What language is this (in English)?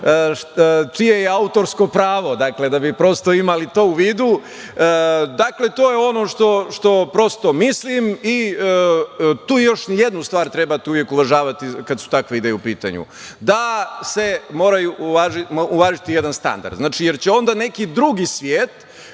Serbian